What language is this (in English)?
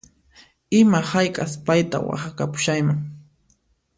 Puno Quechua